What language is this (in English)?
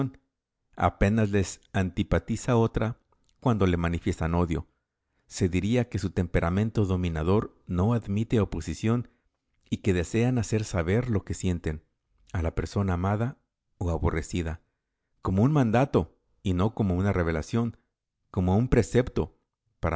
Spanish